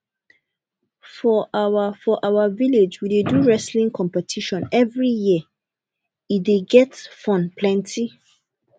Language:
Nigerian Pidgin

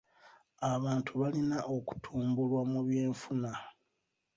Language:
Ganda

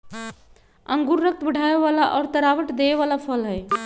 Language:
Magahi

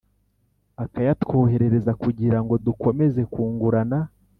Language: Kinyarwanda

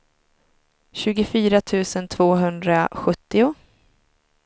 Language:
Swedish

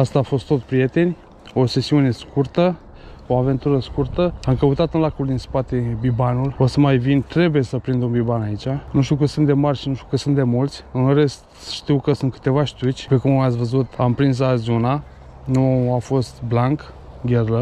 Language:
Romanian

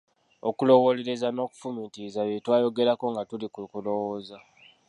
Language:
Ganda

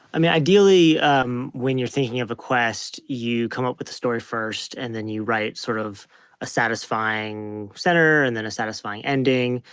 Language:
English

